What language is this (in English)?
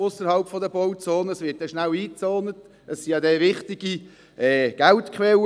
Swiss German